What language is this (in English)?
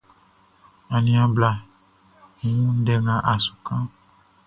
Baoulé